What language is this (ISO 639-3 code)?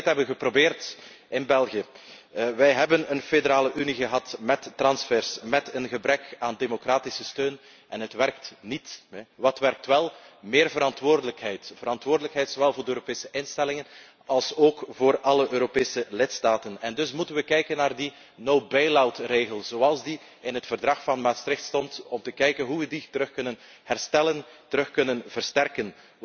nld